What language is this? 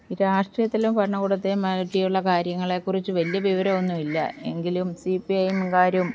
Malayalam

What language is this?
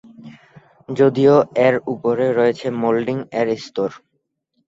Bangla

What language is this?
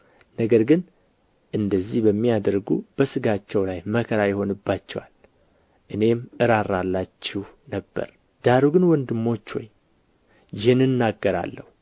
Amharic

